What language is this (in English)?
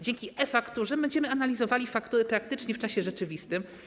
Polish